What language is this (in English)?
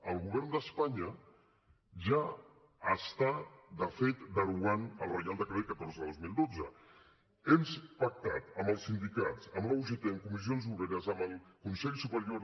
Catalan